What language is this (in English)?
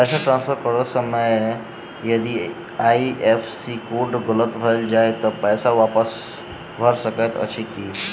Maithili